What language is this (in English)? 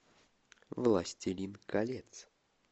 Russian